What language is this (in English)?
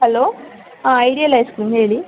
Kannada